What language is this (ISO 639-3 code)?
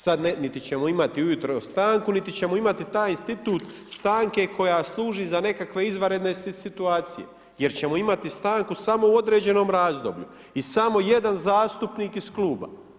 hrv